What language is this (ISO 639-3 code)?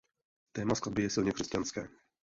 ces